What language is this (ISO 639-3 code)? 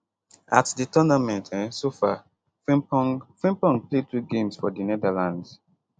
pcm